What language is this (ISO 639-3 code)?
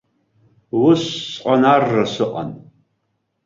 abk